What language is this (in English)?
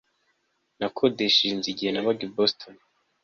Kinyarwanda